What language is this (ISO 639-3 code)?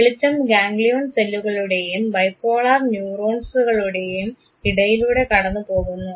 mal